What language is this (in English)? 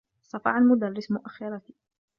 Arabic